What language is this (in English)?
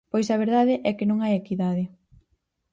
Galician